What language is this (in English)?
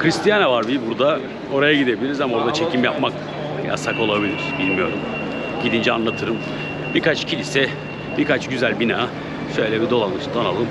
Turkish